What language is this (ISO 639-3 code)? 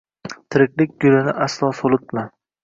uzb